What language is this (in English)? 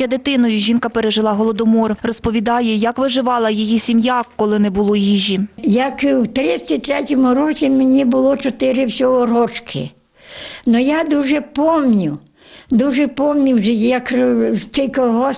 Ukrainian